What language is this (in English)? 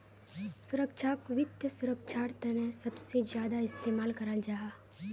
Magahi